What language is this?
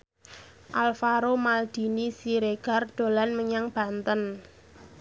Javanese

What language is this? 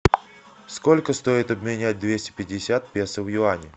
Russian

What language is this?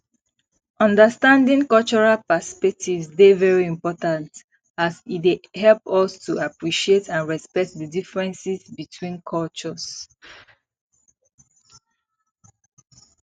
Nigerian Pidgin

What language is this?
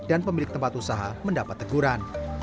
Indonesian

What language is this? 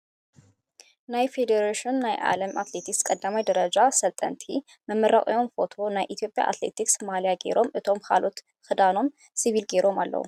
Tigrinya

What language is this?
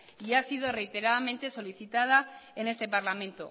Spanish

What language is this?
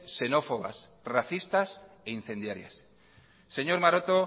Spanish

